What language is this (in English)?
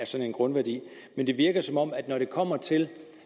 Danish